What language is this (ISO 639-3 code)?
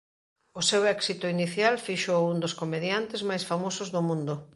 glg